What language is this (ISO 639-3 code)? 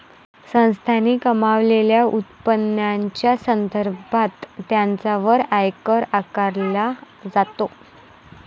mar